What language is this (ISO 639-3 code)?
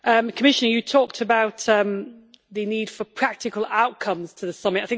eng